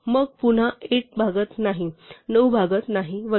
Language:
Marathi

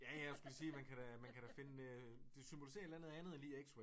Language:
Danish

